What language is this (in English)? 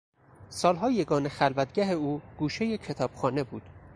Persian